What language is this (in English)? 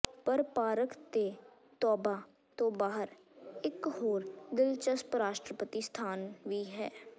Punjabi